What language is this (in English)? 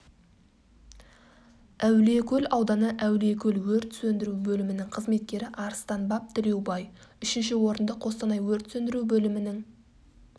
Kazakh